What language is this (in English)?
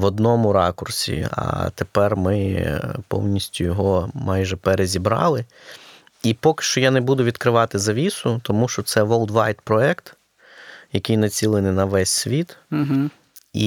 Ukrainian